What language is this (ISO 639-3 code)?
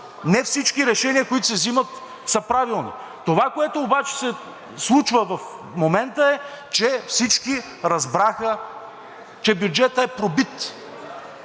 bul